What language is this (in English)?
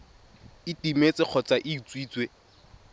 Tswana